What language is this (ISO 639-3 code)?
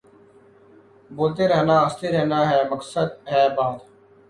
urd